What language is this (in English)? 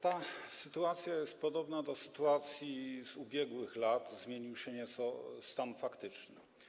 Polish